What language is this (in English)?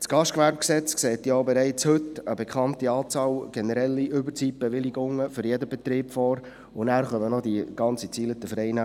Swiss German